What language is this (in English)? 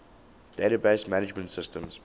English